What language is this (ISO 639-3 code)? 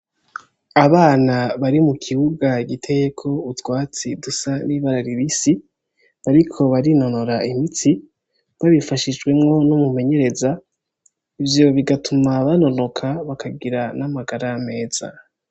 run